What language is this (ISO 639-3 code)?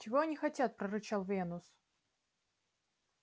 rus